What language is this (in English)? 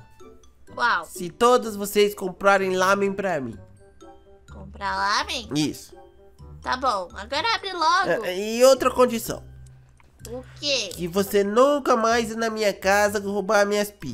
Portuguese